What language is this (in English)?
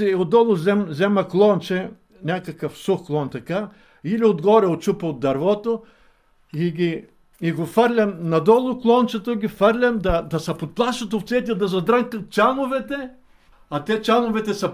Bulgarian